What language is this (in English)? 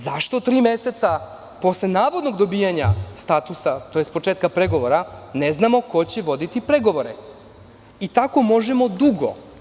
Serbian